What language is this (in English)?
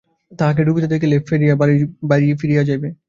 Bangla